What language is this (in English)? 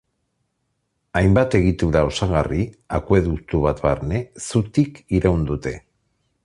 Basque